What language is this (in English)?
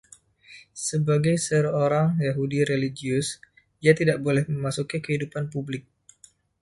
Indonesian